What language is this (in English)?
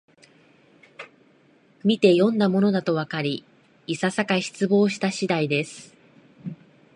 Japanese